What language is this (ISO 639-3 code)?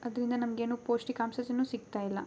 kan